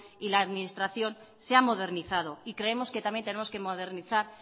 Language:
Spanish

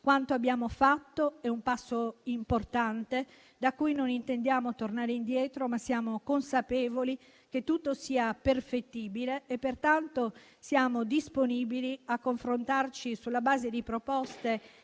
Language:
Italian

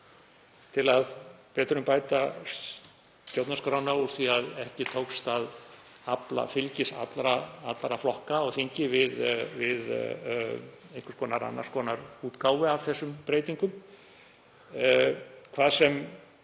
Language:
Icelandic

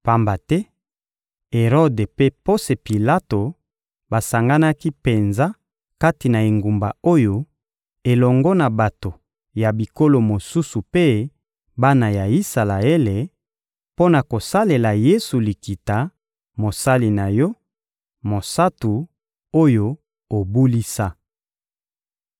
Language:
Lingala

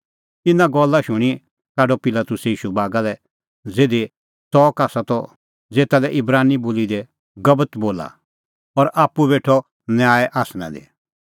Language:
Kullu Pahari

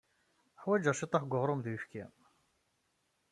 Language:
Kabyle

